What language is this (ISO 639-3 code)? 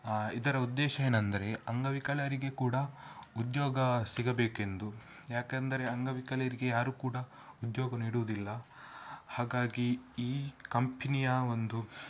kan